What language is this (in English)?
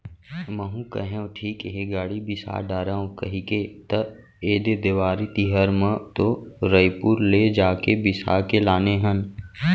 Chhattisgarhi